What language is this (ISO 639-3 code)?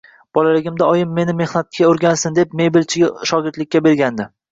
uzb